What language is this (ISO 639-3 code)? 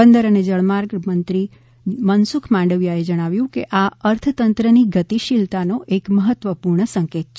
guj